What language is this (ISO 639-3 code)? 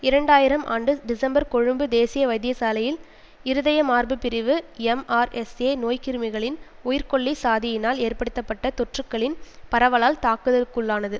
tam